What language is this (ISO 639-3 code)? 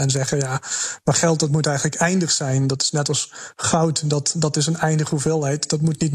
nld